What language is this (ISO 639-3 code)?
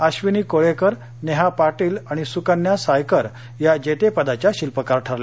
mar